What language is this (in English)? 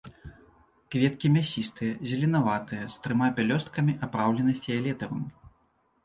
Belarusian